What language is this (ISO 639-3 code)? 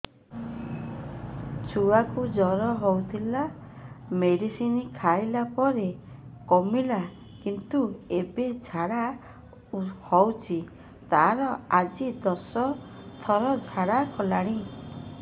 ori